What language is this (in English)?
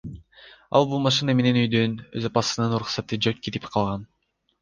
Kyrgyz